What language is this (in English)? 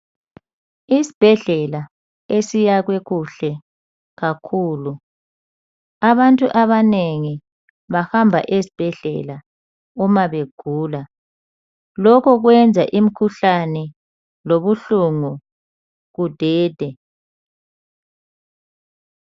North Ndebele